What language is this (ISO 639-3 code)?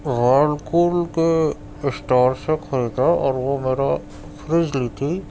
urd